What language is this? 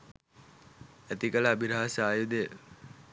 Sinhala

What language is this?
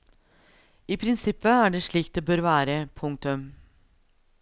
Norwegian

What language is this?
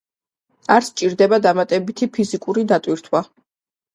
Georgian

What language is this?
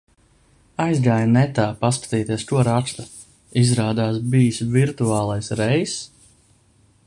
Latvian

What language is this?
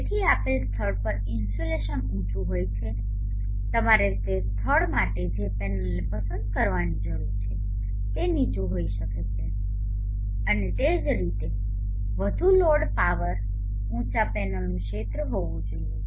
Gujarati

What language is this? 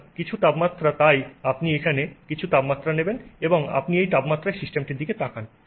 Bangla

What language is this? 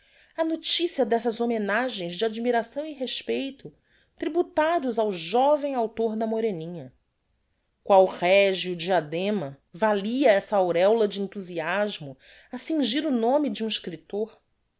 Portuguese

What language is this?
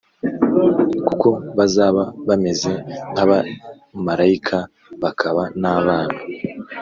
Kinyarwanda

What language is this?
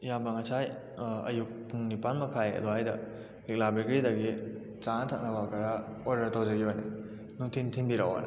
Manipuri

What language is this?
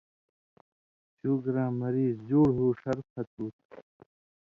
Indus Kohistani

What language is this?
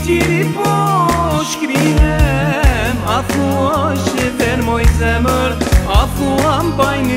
Romanian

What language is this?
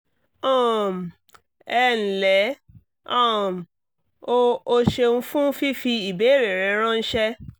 Yoruba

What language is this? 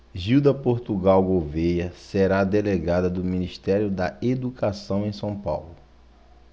Portuguese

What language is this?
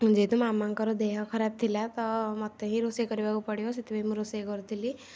Odia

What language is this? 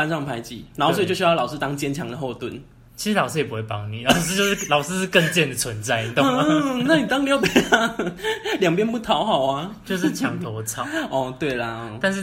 Chinese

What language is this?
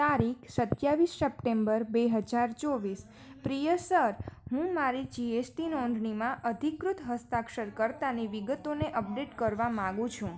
Gujarati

